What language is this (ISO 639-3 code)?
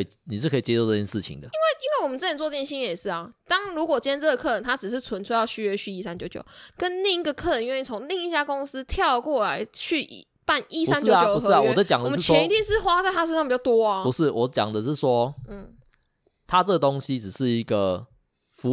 zho